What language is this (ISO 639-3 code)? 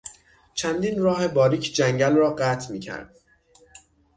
fas